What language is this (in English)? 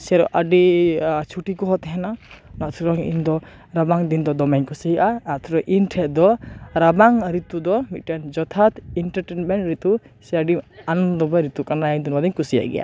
Santali